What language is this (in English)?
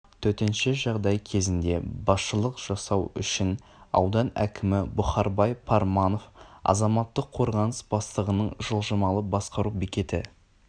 Kazakh